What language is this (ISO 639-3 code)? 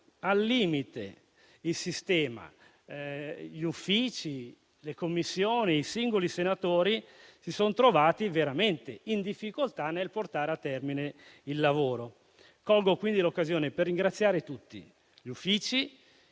ita